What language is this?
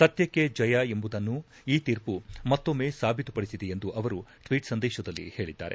Kannada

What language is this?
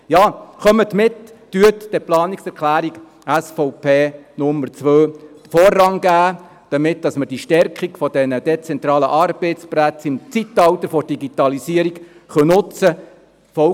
Swiss German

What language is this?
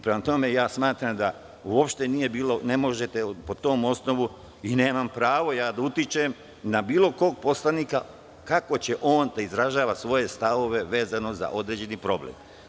Serbian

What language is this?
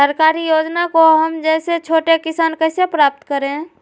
Magahi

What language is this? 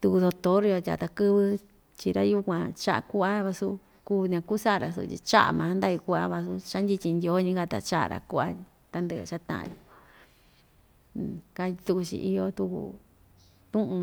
Ixtayutla Mixtec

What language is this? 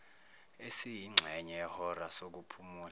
Zulu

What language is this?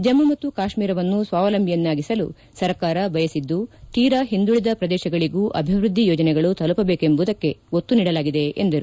Kannada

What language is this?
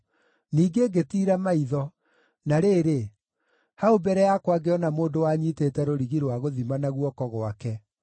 Kikuyu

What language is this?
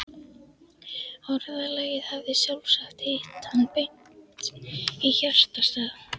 Icelandic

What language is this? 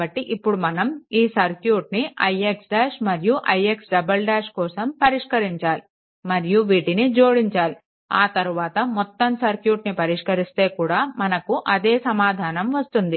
Telugu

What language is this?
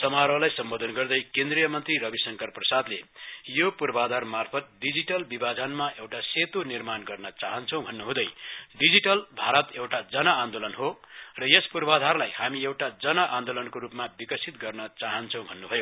Nepali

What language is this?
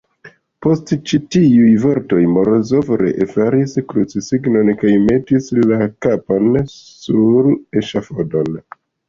Esperanto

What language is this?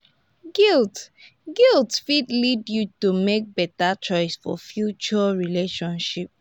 Nigerian Pidgin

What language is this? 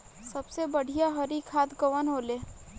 Bhojpuri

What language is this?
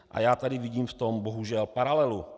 Czech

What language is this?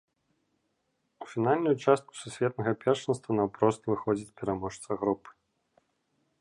Belarusian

